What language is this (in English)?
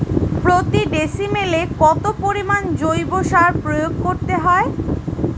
Bangla